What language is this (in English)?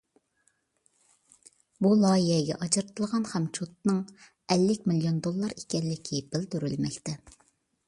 Uyghur